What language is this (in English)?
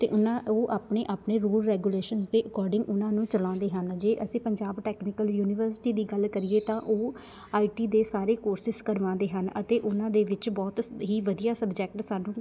Punjabi